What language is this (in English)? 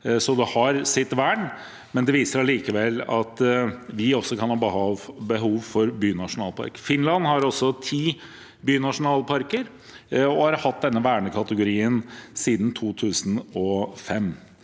Norwegian